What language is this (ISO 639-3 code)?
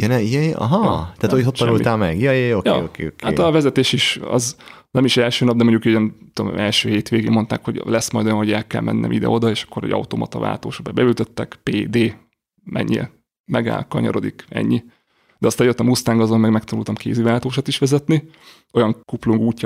hun